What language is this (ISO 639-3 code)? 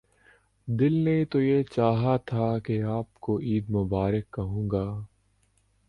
urd